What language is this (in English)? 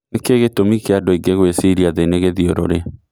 Kikuyu